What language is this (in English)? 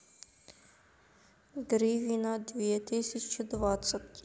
Russian